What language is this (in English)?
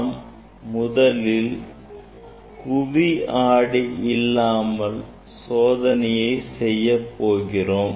Tamil